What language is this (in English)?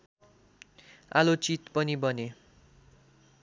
Nepali